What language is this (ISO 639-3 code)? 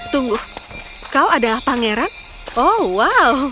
ind